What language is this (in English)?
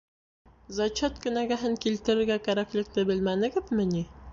Bashkir